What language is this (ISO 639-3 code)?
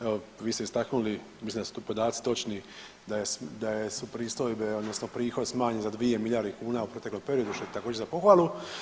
hrv